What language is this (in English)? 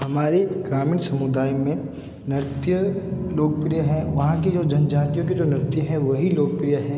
Hindi